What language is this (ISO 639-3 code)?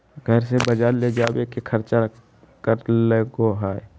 mag